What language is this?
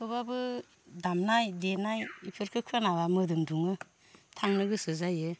Bodo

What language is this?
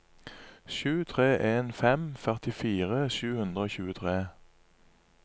Norwegian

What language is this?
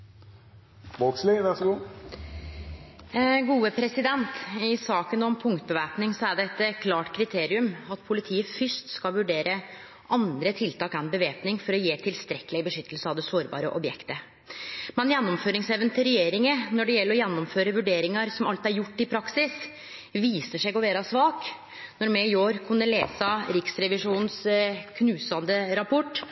Norwegian Nynorsk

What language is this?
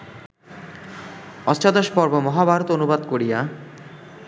Bangla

